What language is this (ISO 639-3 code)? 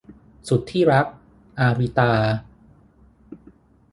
tha